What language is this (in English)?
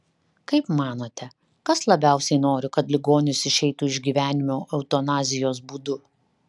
Lithuanian